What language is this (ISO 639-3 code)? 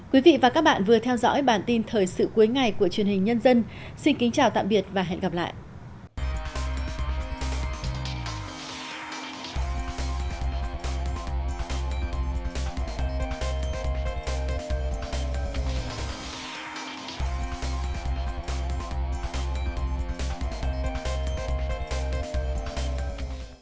vie